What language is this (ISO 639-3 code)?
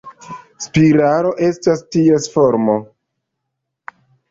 epo